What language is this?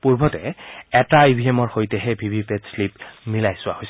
Assamese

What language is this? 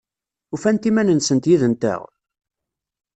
Kabyle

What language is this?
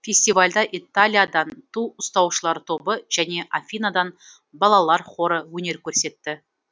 Kazakh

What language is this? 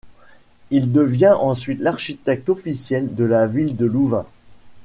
French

